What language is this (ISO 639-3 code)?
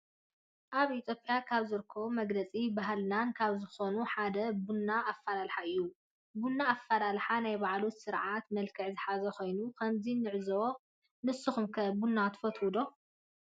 tir